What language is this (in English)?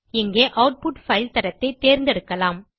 Tamil